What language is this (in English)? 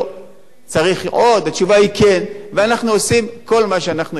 Hebrew